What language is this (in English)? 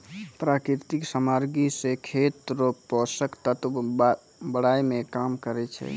Maithili